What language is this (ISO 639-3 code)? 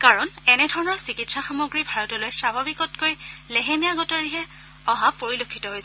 asm